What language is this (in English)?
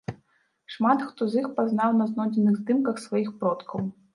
Belarusian